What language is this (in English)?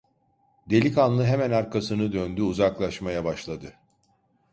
Turkish